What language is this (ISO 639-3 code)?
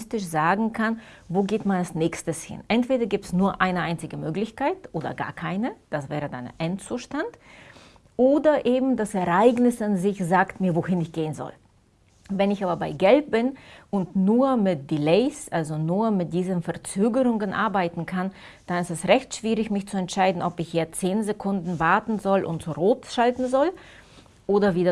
deu